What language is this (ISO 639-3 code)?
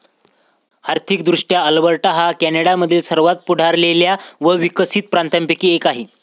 mar